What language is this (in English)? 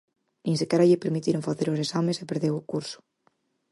Galician